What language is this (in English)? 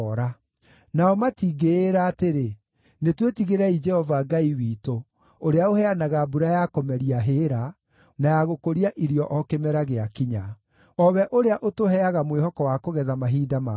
Kikuyu